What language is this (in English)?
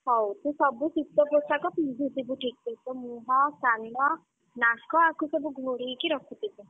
Odia